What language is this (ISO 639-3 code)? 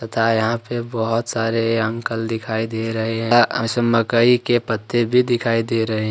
hin